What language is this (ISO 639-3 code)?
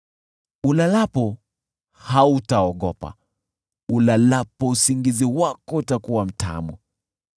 swa